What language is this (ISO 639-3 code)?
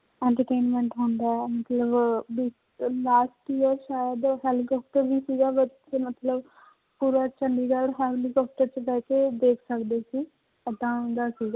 pan